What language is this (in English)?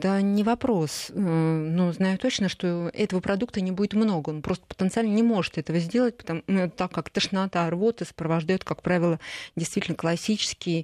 Russian